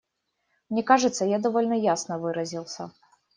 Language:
Russian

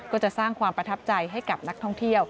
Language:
Thai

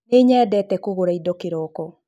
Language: Kikuyu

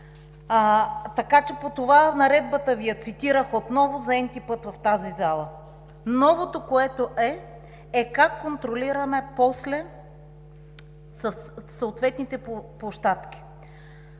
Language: Bulgarian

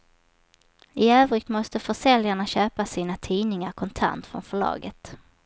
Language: Swedish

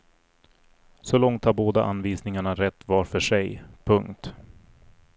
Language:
Swedish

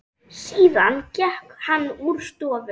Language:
Icelandic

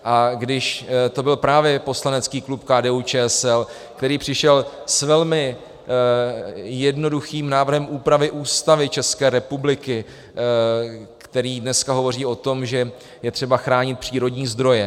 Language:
Czech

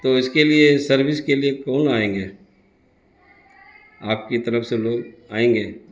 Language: Urdu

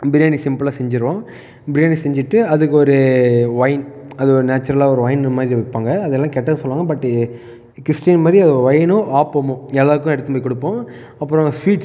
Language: Tamil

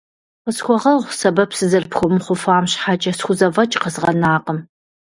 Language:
Kabardian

